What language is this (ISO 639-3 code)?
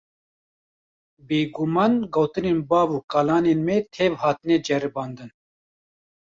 kur